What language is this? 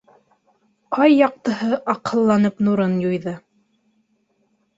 Bashkir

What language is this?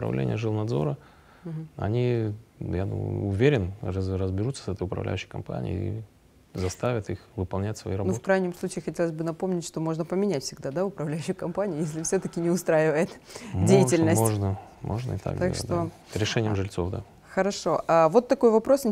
Russian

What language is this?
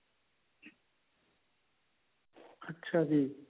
Punjabi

